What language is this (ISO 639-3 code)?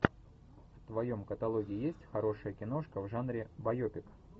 rus